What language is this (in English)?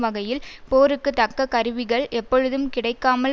Tamil